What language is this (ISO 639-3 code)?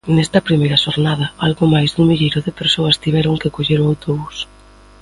glg